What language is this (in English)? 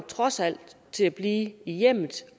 Danish